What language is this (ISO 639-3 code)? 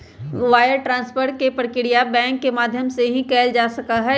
mag